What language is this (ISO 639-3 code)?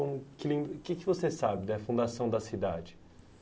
por